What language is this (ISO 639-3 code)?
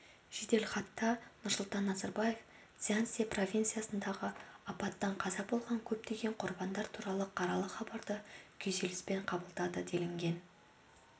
kaz